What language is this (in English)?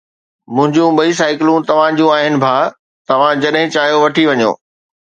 Sindhi